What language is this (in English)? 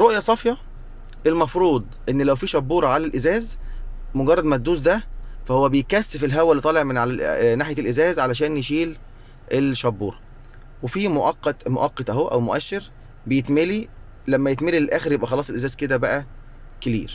Arabic